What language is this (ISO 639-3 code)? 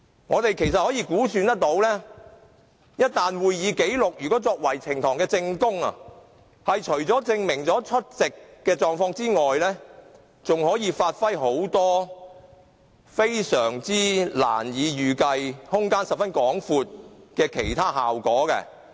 yue